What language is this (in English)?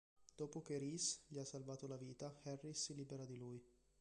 Italian